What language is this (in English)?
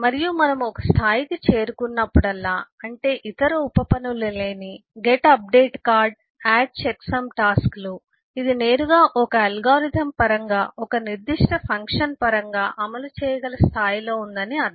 Telugu